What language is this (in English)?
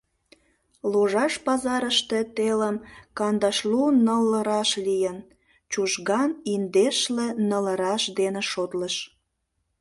Mari